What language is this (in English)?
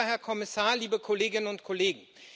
German